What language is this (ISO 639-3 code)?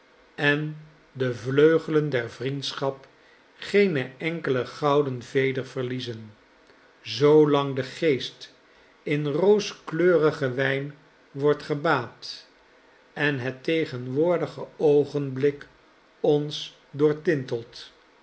nld